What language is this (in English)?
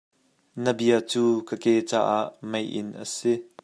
Hakha Chin